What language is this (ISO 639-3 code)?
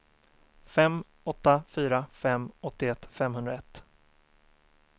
swe